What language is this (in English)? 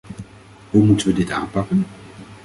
Dutch